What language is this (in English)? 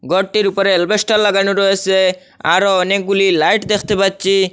Bangla